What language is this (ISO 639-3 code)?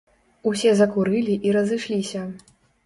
bel